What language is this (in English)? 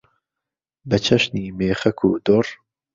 Central Kurdish